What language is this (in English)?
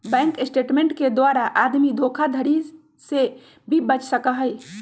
Magahi